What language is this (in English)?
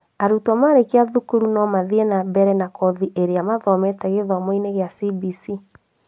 Kikuyu